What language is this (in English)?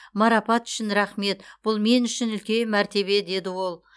Kazakh